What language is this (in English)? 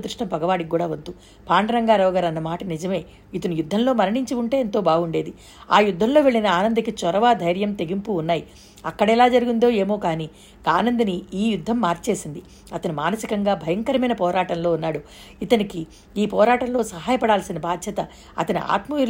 Telugu